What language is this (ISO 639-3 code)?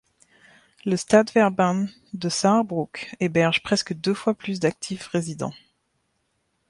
fra